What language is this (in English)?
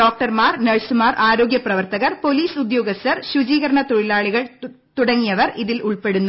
Malayalam